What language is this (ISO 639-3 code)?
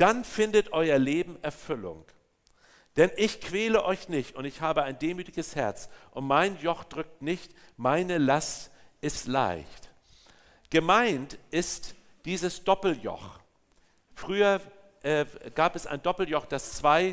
deu